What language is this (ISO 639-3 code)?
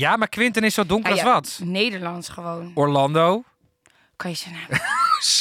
nld